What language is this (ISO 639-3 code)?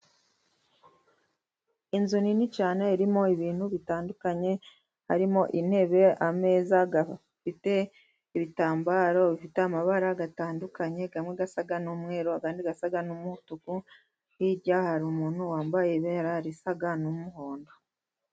kin